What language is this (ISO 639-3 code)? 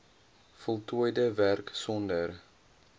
afr